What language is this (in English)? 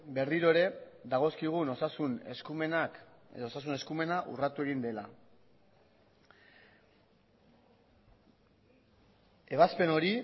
Basque